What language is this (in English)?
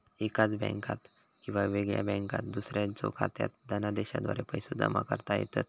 Marathi